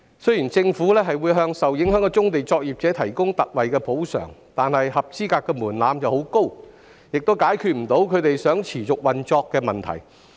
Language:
Cantonese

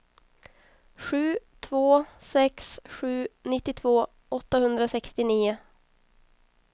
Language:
Swedish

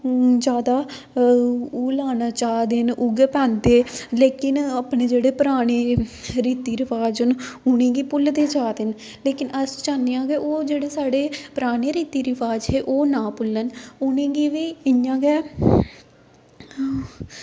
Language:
Dogri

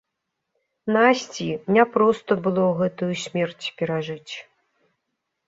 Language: Belarusian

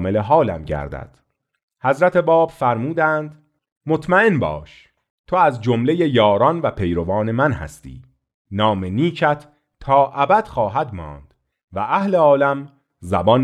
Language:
Persian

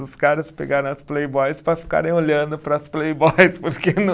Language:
Portuguese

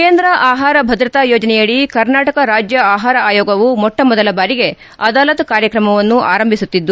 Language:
Kannada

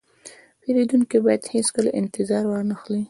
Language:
Pashto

